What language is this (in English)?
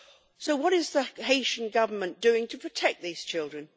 English